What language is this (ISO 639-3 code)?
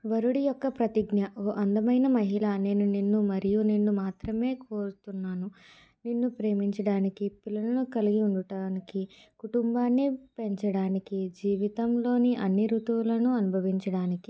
tel